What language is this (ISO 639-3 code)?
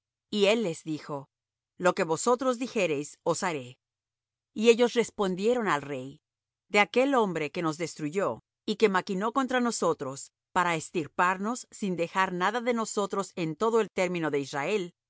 spa